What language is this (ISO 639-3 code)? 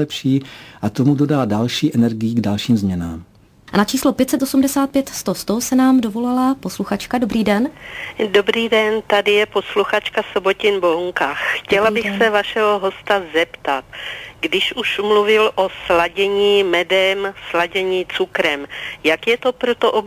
ces